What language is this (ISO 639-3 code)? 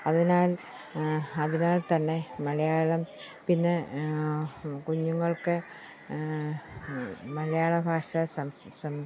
mal